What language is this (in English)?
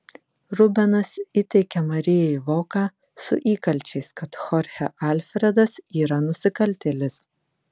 Lithuanian